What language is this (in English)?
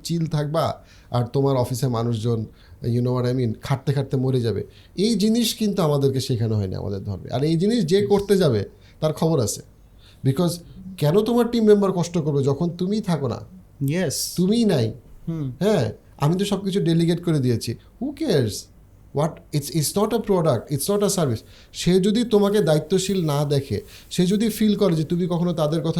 Bangla